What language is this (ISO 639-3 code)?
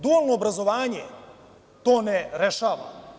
srp